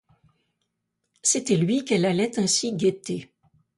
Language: French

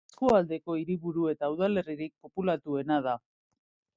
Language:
Basque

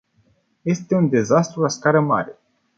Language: Romanian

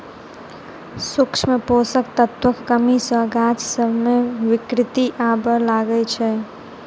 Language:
Maithili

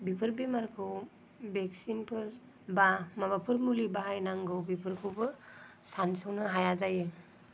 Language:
Bodo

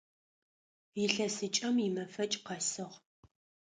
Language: Adyghe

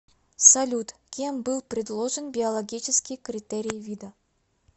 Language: Russian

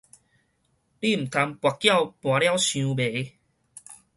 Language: Min Nan Chinese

